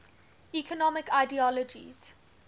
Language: English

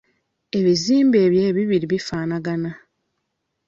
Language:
Ganda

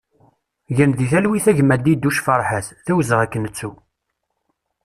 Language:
Kabyle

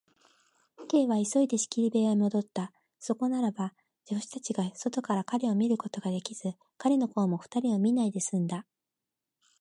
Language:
Japanese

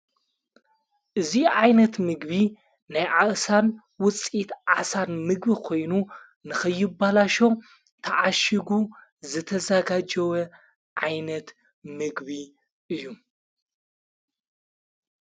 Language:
Tigrinya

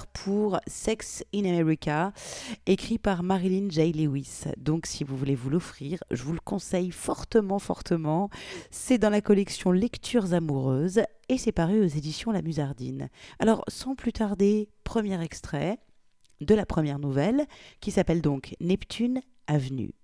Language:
French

